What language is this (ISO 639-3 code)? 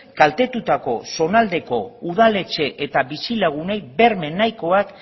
eus